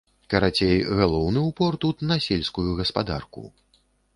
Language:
Belarusian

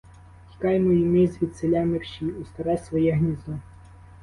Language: Ukrainian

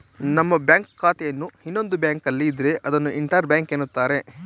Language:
Kannada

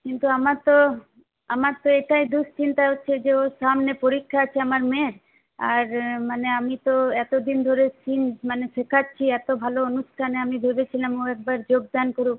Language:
Bangla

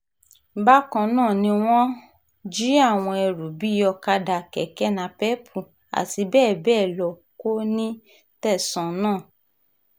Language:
Yoruba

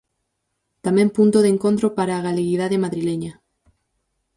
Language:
Galician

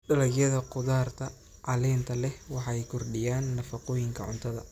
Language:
Somali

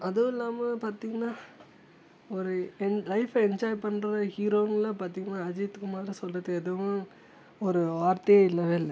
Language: Tamil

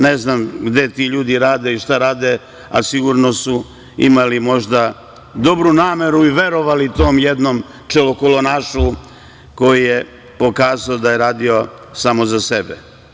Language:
Serbian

